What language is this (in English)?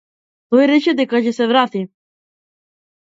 Macedonian